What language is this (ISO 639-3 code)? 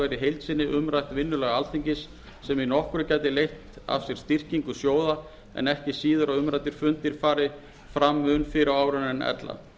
isl